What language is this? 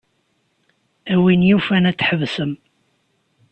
Kabyle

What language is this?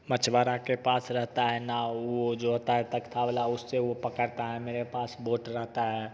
Hindi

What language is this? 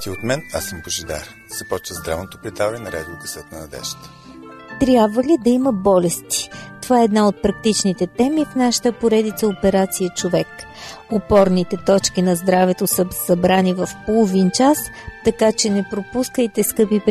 Bulgarian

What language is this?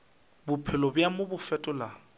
Northern Sotho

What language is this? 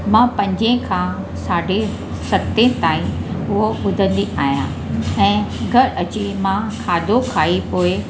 Sindhi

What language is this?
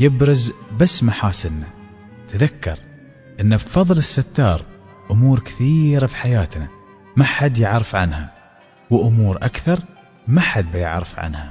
Arabic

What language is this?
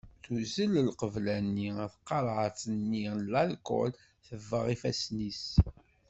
Kabyle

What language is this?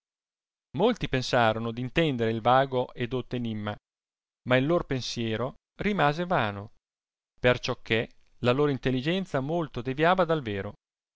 Italian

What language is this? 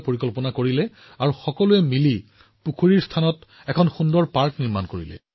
Assamese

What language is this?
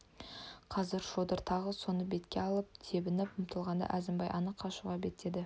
Kazakh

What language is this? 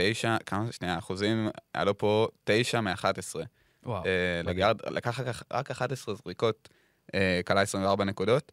Hebrew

